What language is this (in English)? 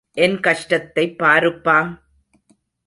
Tamil